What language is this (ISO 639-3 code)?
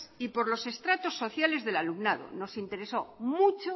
spa